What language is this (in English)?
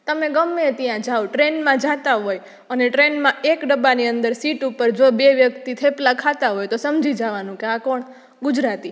Gujarati